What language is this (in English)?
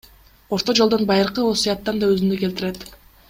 Kyrgyz